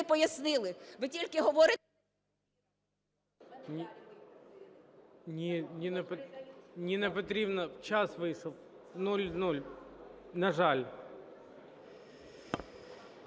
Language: Ukrainian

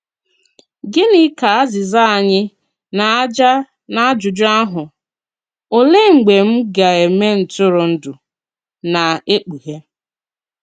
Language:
Igbo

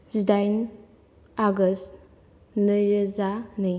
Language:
Bodo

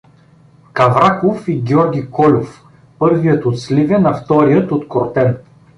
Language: Bulgarian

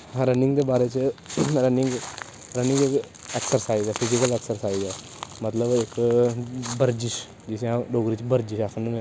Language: Dogri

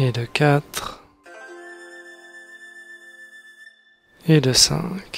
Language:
French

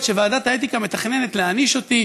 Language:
Hebrew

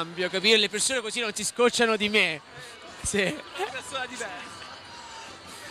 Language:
Italian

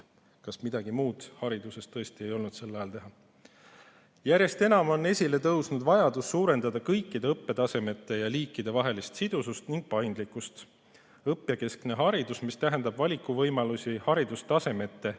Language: Estonian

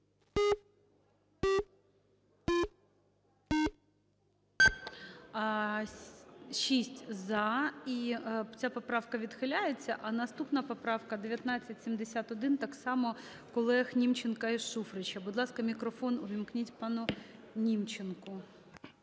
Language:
Ukrainian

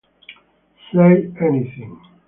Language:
Italian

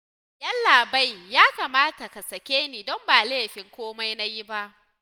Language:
Hausa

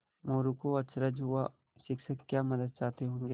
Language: Hindi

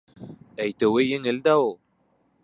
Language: Bashkir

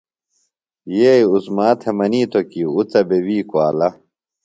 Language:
Phalura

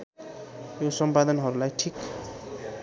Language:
Nepali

